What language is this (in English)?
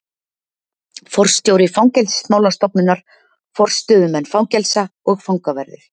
Icelandic